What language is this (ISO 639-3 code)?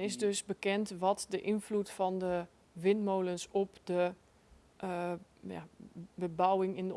nld